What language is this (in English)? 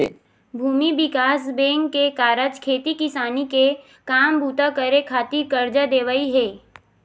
Chhattisgarhi